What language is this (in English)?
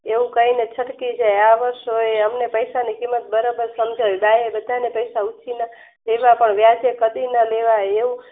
Gujarati